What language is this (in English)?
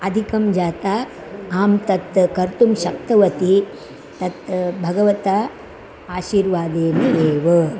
Sanskrit